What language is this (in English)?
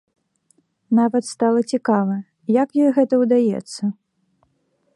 Belarusian